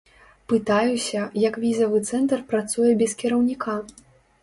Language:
Belarusian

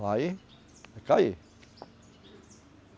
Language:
Portuguese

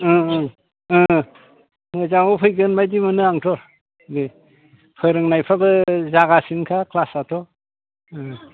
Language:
Bodo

